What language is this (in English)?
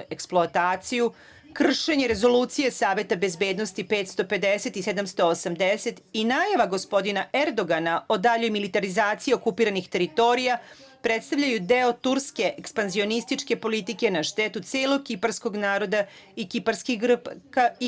Serbian